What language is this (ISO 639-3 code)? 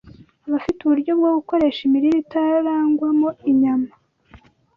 kin